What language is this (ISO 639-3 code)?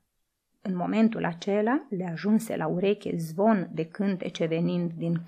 ron